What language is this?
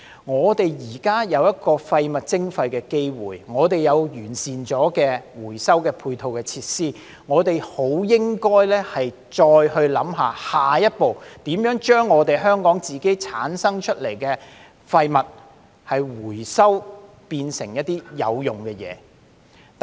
Cantonese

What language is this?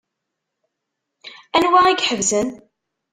Kabyle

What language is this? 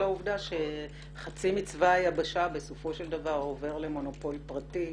Hebrew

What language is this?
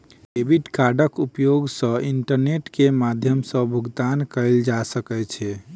Maithili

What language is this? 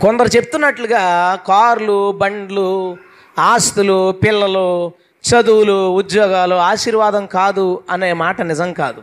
Telugu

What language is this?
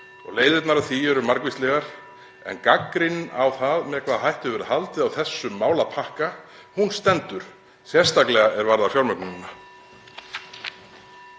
Icelandic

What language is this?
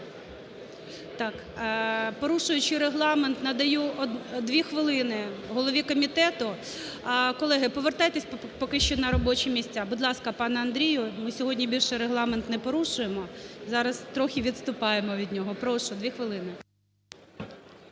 Ukrainian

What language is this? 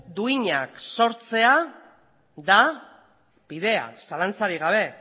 Basque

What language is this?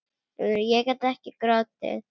Icelandic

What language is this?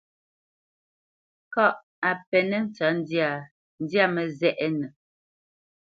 Bamenyam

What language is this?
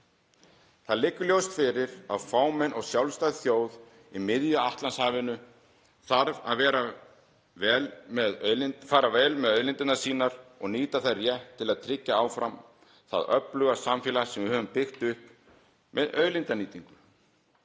Icelandic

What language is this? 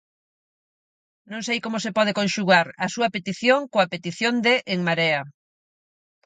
Galician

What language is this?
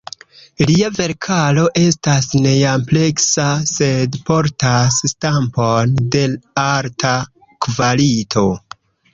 Esperanto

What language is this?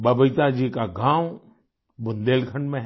Hindi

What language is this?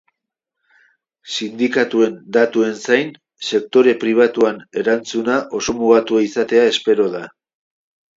Basque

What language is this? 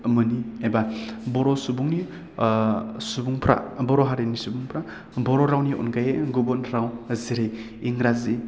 Bodo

